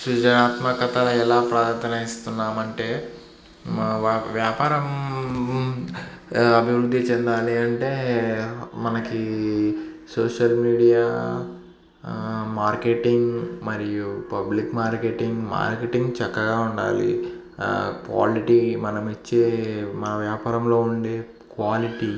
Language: Telugu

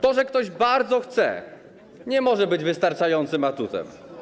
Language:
Polish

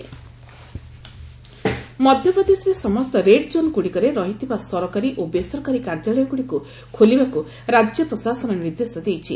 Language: Odia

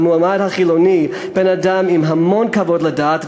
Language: Hebrew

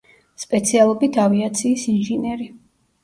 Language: Georgian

